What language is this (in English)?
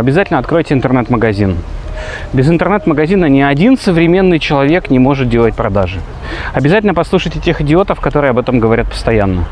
Russian